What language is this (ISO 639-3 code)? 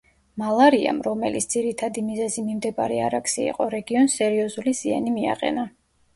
kat